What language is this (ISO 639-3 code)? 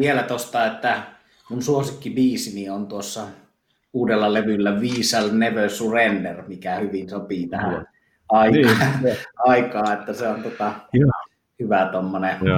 fin